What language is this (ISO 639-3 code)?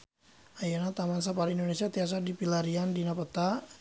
sun